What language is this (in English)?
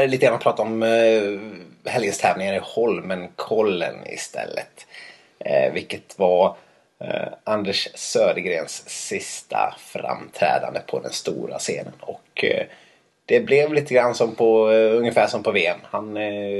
Swedish